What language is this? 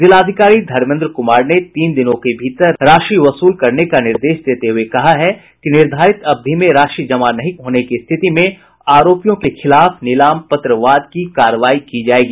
Hindi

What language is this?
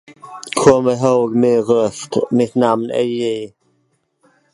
Swedish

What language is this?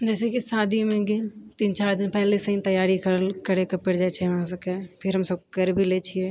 Maithili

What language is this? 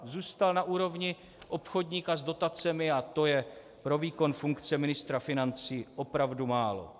Czech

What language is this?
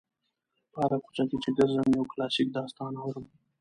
Pashto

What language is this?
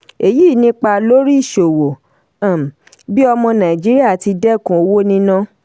Yoruba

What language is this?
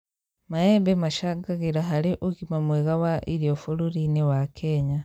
Kikuyu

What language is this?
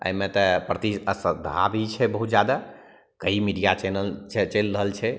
Maithili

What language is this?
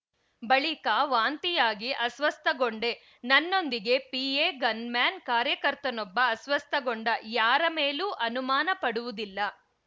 Kannada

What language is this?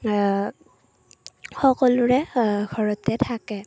Assamese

